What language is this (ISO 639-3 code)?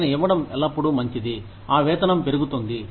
tel